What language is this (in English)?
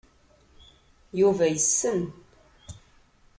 Kabyle